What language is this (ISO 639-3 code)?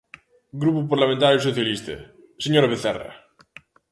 glg